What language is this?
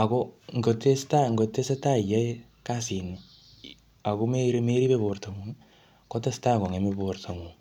Kalenjin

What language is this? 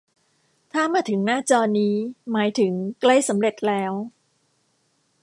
Thai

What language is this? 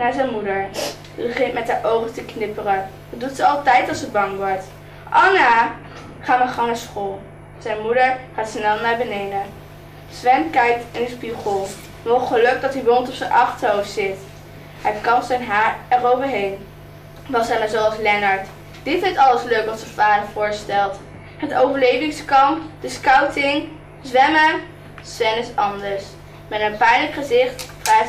Dutch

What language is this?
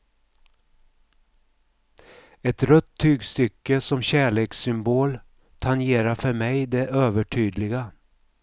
Swedish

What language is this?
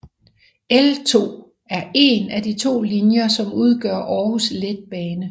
Danish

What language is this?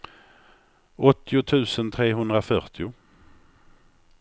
Swedish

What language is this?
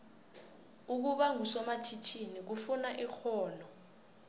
South Ndebele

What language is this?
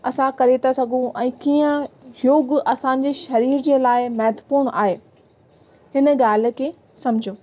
Sindhi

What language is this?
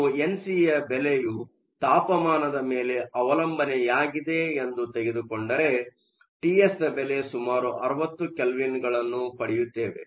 Kannada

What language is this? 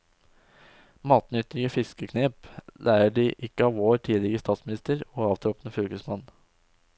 Norwegian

